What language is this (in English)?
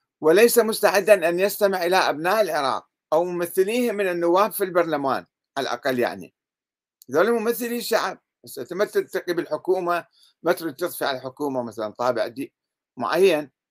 Arabic